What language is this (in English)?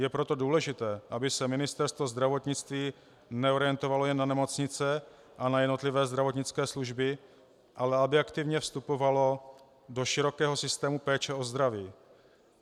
Czech